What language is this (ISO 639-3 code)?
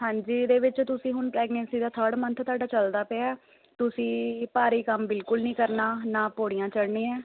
pan